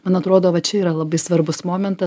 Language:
Lithuanian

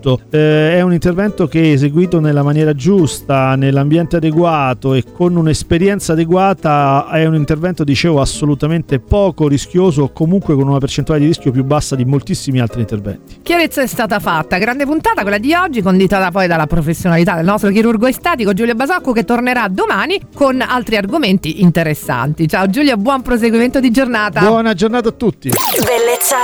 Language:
Italian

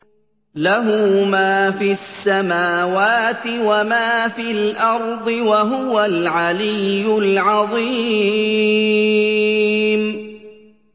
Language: Arabic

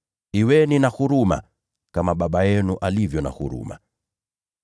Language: Swahili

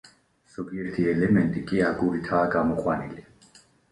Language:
Georgian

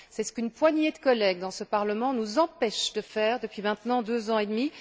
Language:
French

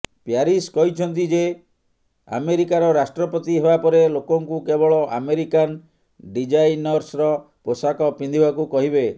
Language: Odia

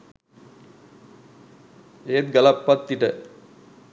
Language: Sinhala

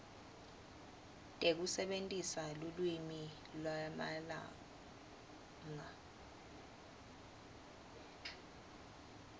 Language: Swati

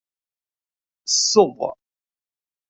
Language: Kabyle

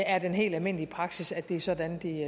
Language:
Danish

